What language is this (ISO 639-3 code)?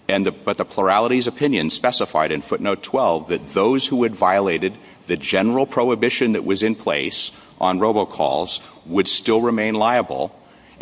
eng